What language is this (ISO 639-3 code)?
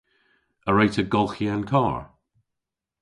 cor